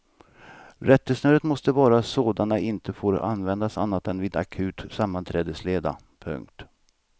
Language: Swedish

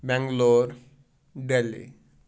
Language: Kashmiri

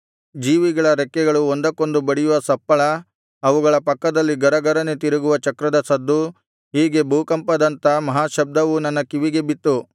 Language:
Kannada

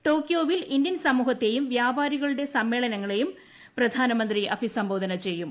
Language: Malayalam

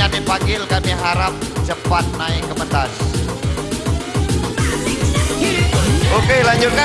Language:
Indonesian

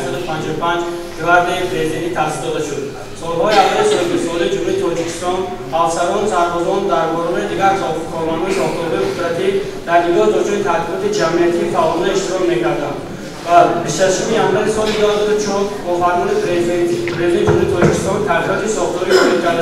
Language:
Persian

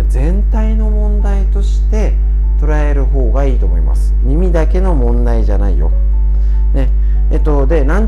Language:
Japanese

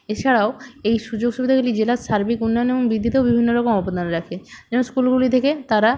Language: Bangla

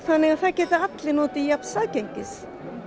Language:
Icelandic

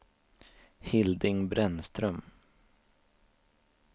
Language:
Swedish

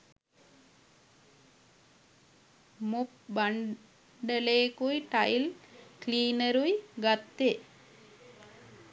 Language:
Sinhala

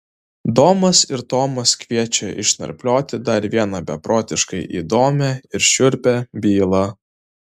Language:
Lithuanian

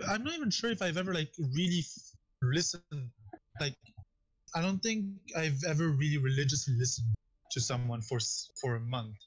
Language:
English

